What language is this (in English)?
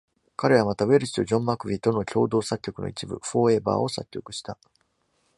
Japanese